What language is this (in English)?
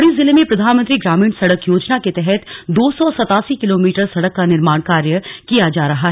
Hindi